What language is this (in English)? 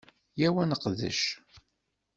Kabyle